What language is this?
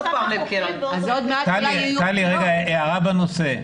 Hebrew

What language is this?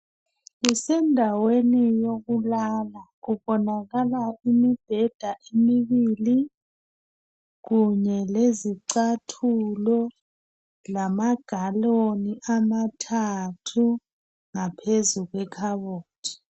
North Ndebele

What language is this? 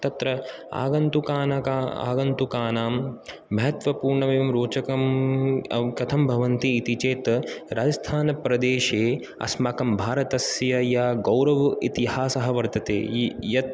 Sanskrit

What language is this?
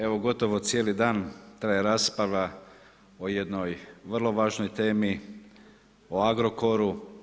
Croatian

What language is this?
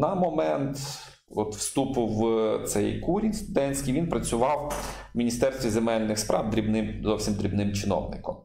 Ukrainian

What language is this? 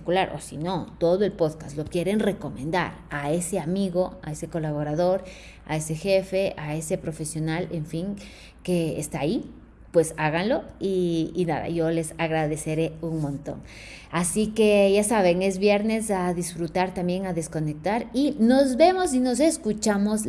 Spanish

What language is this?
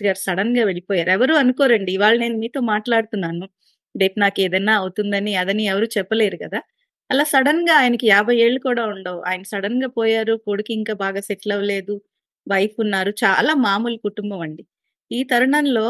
Telugu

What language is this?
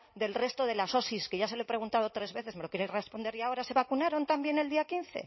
Spanish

